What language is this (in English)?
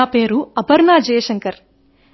Telugu